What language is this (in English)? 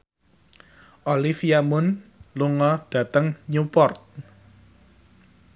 Javanese